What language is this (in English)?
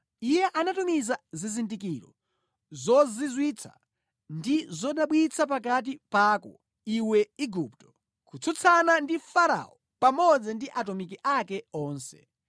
Nyanja